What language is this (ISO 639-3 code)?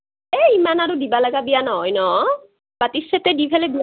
asm